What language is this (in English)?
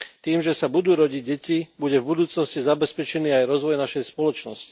Slovak